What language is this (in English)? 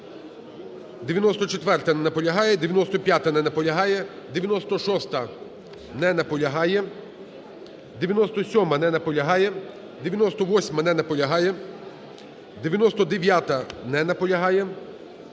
Ukrainian